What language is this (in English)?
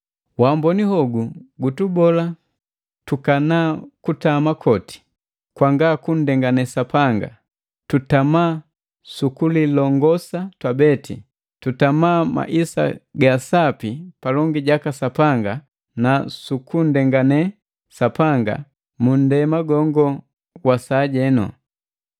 Matengo